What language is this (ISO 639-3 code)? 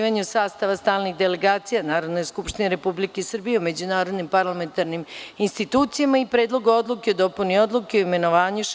srp